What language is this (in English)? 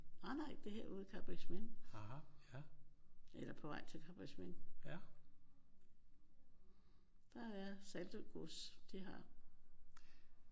Danish